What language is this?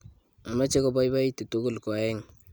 Kalenjin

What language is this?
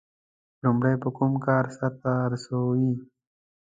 Pashto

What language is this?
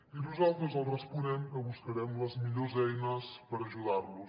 Catalan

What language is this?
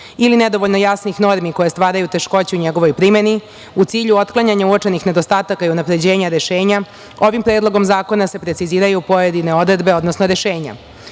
Serbian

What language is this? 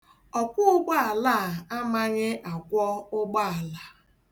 Igbo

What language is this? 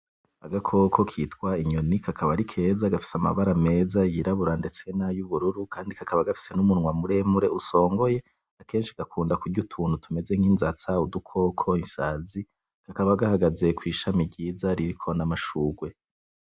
Rundi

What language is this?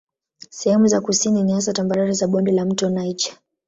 Swahili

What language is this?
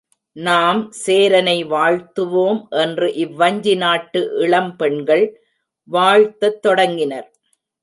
Tamil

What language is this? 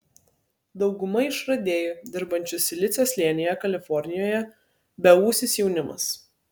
Lithuanian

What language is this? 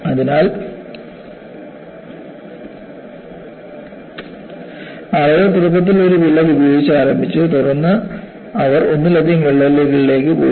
Malayalam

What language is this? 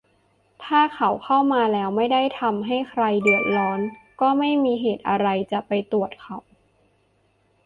Thai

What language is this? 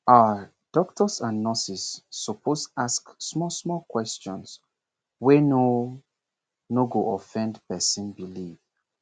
Nigerian Pidgin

